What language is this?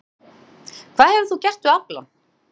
Icelandic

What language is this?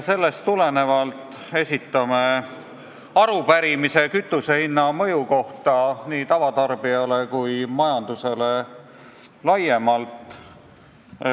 Estonian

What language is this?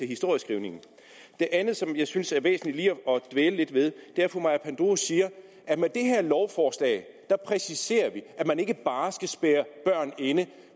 Danish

